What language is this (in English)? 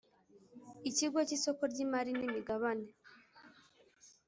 Kinyarwanda